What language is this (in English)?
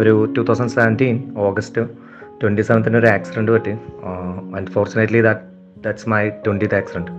Malayalam